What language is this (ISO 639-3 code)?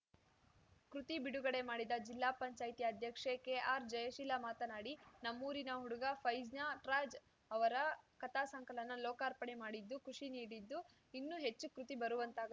kan